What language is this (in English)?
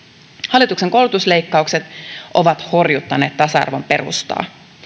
Finnish